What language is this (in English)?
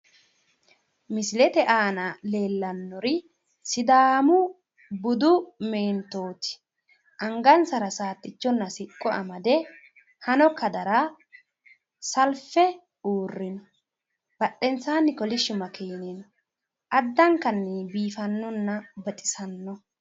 Sidamo